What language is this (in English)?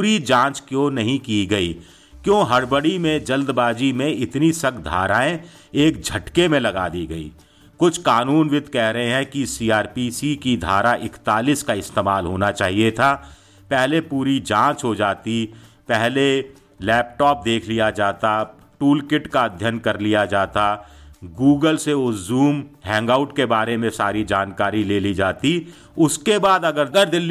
Hindi